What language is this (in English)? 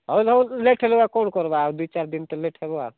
Odia